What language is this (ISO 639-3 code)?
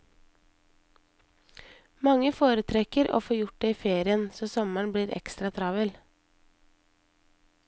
nor